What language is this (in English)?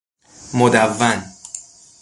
Persian